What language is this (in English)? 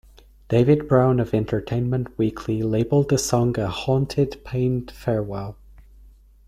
English